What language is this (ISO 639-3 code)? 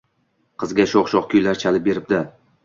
uzb